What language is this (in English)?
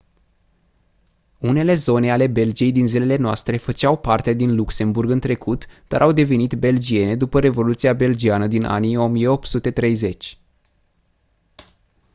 Romanian